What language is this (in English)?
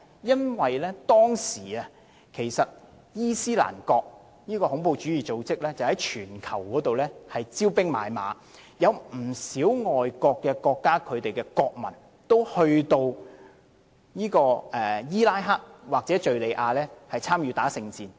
Cantonese